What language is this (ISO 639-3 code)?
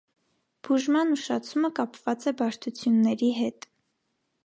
hye